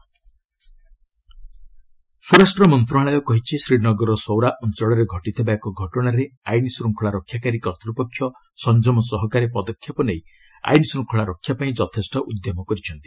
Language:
Odia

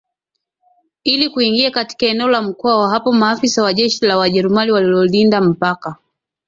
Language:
Swahili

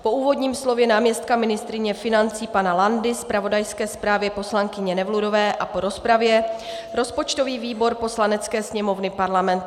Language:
Czech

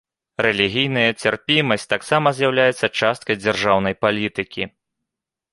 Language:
Belarusian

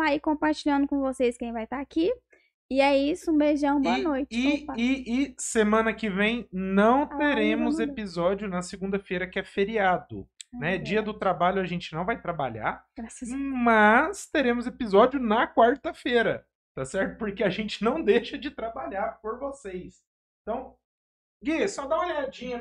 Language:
Portuguese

